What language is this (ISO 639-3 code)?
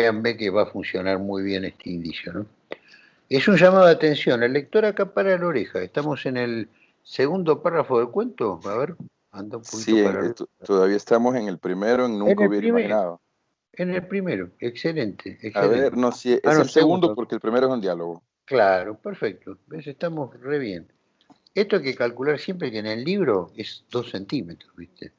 spa